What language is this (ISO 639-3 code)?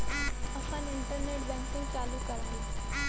bho